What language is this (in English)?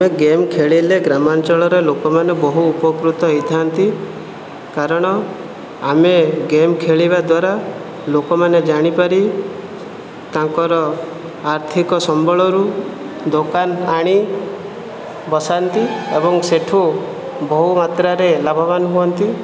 Odia